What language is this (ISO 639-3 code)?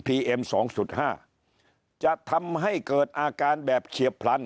tha